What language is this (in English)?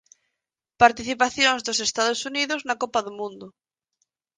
Galician